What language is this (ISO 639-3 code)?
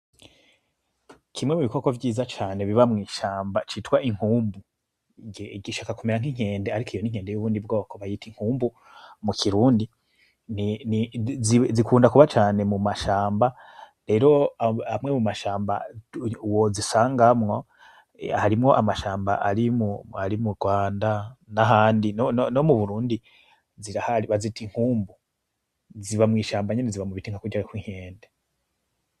run